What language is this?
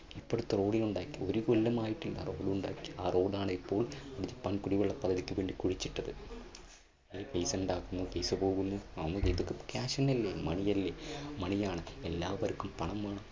Malayalam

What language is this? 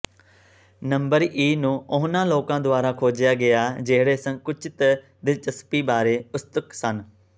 Punjabi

